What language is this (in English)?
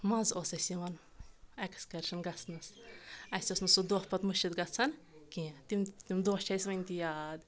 Kashmiri